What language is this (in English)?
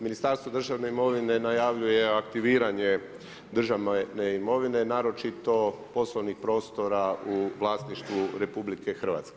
Croatian